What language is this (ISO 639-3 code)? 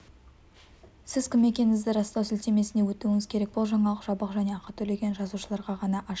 kaz